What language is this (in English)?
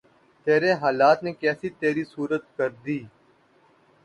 Urdu